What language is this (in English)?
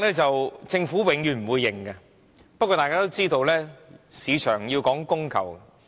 Cantonese